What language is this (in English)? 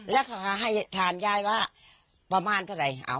Thai